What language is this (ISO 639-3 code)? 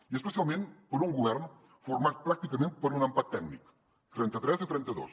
cat